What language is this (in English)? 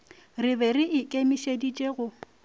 Northern Sotho